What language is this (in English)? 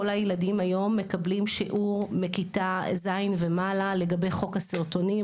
Hebrew